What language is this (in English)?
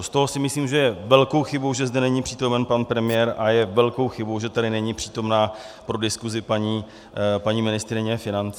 Czech